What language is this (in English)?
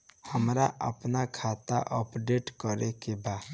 Bhojpuri